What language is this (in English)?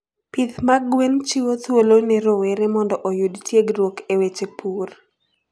Luo (Kenya and Tanzania)